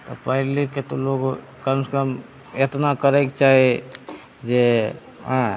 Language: Maithili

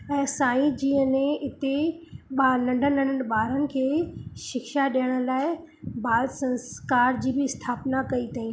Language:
Sindhi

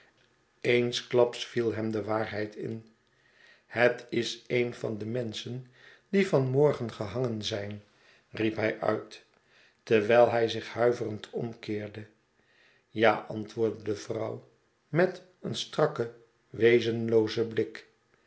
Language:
Dutch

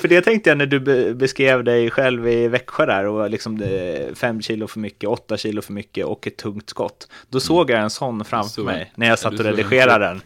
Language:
Swedish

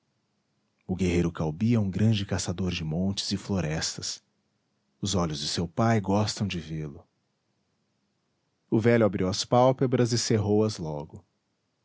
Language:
Portuguese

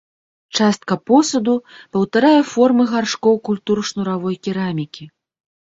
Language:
Belarusian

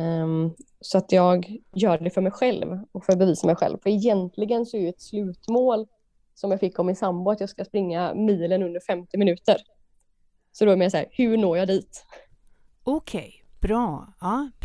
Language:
Swedish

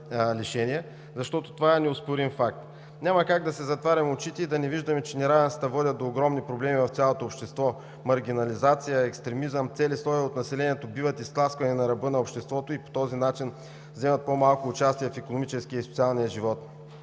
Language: Bulgarian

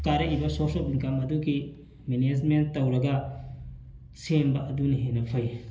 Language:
Manipuri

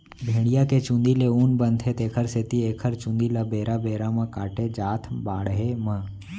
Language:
Chhattisgarhi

